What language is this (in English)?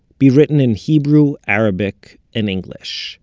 English